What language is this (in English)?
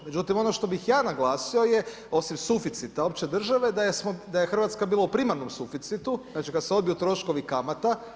Croatian